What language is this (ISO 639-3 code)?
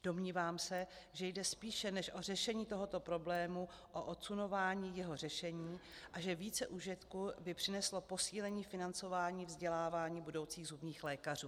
ces